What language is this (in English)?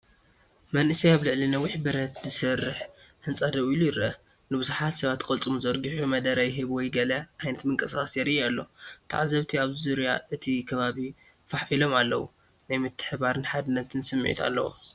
Tigrinya